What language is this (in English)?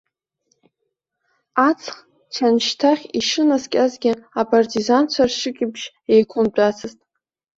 Abkhazian